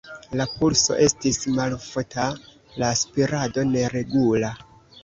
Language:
Esperanto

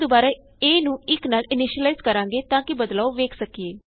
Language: Punjabi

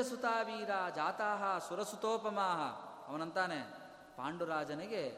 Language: Kannada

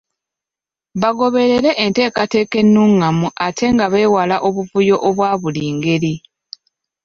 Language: Ganda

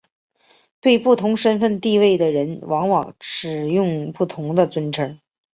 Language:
Chinese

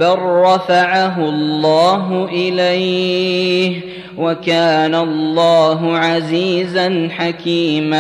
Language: Arabic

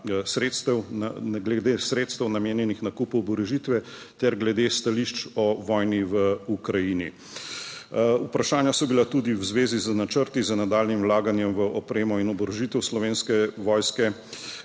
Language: Slovenian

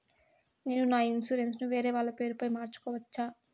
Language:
Telugu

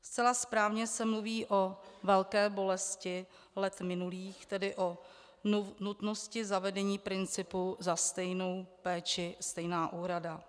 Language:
Czech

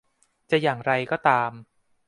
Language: Thai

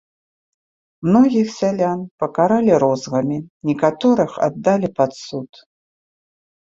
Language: Belarusian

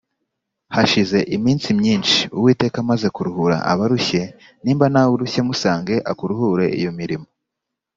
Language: Kinyarwanda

